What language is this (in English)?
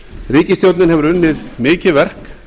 Icelandic